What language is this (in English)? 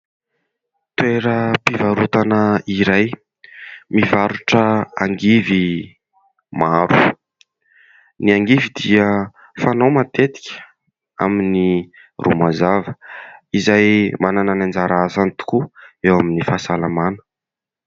Malagasy